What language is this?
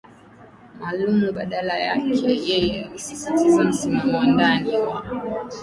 Swahili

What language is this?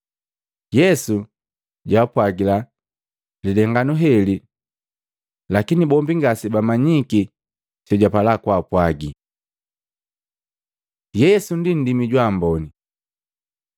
Matengo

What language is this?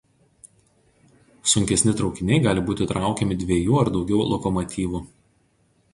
Lithuanian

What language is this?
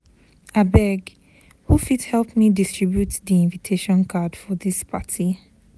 Nigerian Pidgin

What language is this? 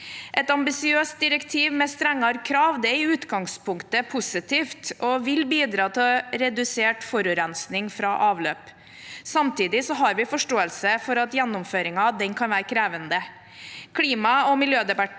Norwegian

